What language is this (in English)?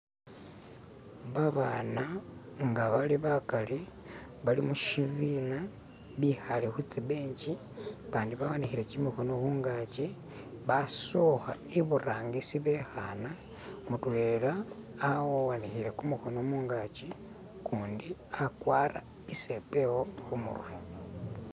Masaaba